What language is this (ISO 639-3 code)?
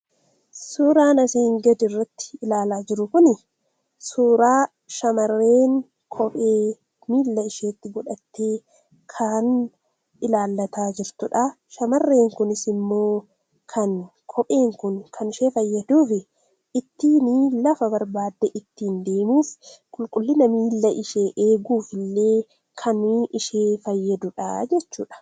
orm